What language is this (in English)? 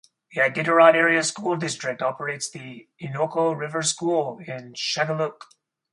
English